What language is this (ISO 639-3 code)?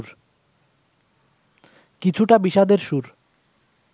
ben